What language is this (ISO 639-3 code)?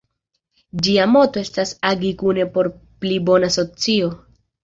epo